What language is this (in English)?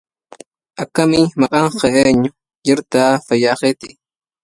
Arabic